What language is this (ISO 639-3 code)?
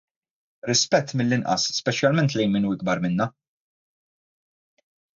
mlt